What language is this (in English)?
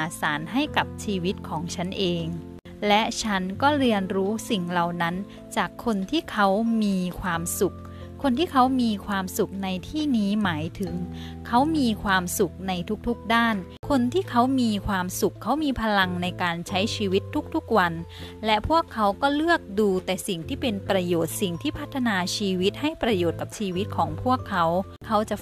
Thai